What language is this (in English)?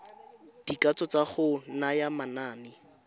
Tswana